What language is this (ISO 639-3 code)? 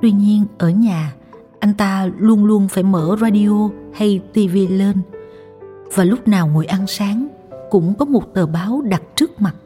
vie